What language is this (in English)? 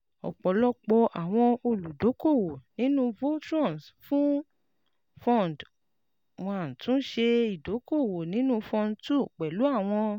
Yoruba